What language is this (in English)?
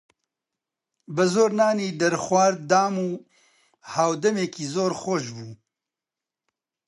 Central Kurdish